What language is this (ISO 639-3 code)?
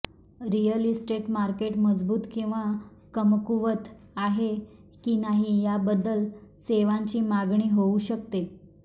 mar